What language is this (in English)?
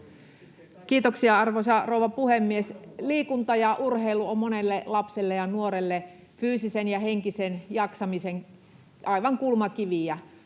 Finnish